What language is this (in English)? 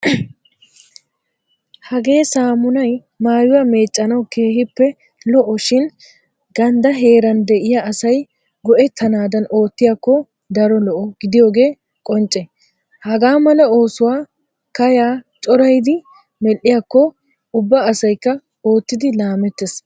Wolaytta